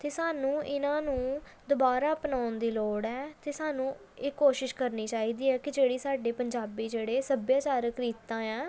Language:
Punjabi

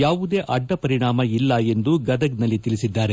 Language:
Kannada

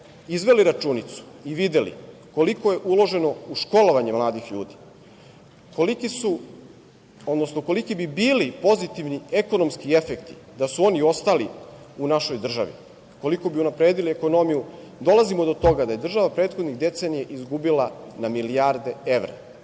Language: Serbian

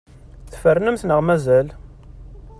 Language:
Kabyle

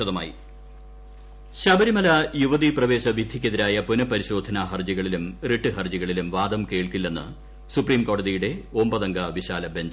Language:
Malayalam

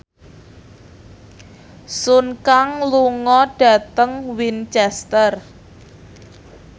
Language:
Javanese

